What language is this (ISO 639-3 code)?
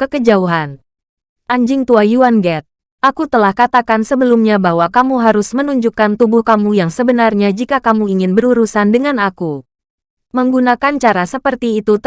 ind